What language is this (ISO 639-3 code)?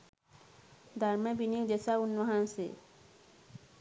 sin